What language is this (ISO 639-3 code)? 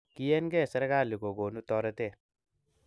kln